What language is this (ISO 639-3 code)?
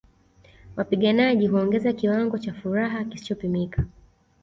swa